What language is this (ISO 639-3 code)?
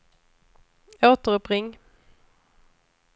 swe